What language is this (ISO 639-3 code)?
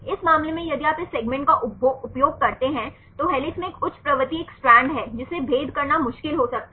hin